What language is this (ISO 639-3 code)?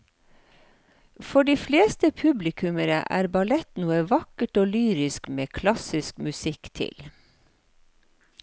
nor